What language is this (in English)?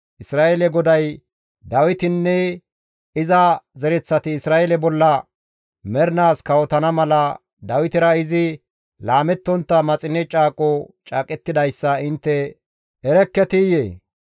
Gamo